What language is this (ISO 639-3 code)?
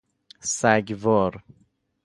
fas